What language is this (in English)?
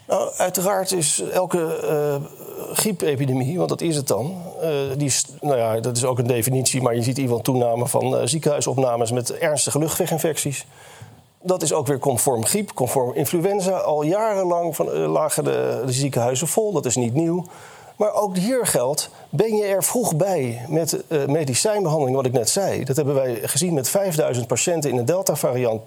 Dutch